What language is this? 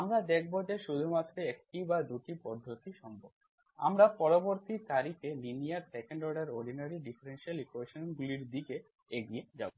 Bangla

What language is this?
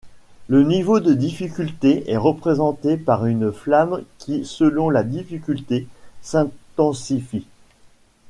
French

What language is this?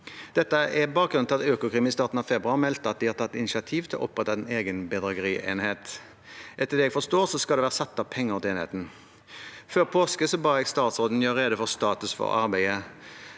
Norwegian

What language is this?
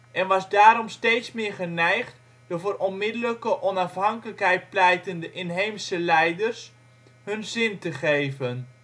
Dutch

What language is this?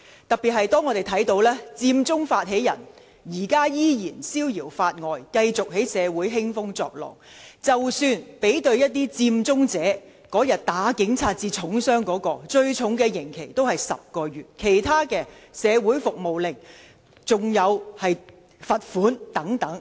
Cantonese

